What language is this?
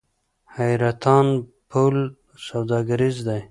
Pashto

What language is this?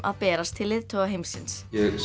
Icelandic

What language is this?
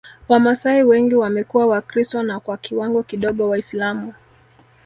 Swahili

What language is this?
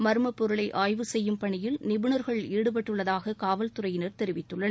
Tamil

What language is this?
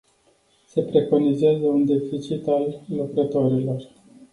Romanian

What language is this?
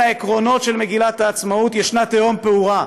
Hebrew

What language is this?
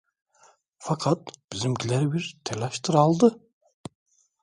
Turkish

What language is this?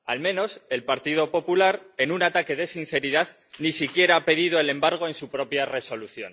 Spanish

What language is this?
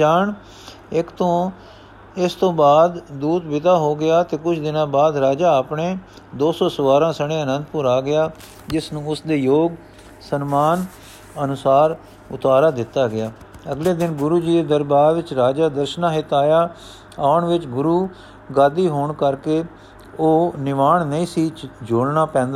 Punjabi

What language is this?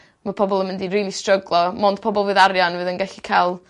Welsh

